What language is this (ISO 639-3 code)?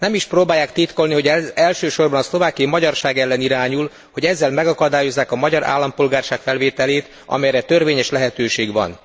hun